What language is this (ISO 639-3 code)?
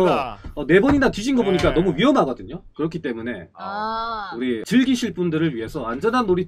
kor